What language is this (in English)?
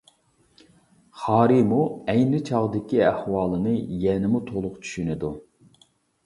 Uyghur